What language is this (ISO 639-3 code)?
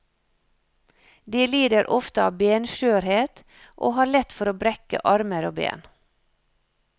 nor